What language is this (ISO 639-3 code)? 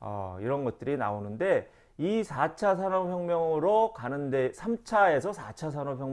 kor